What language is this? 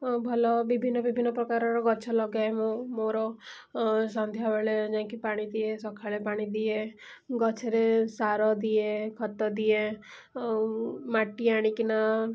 Odia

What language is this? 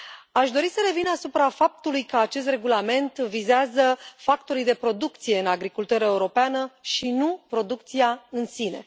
Romanian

